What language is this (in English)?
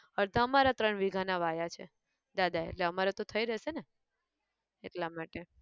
Gujarati